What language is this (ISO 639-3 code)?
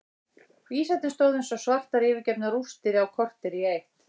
isl